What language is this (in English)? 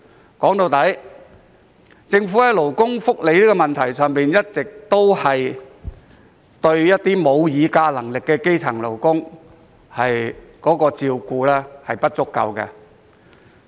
Cantonese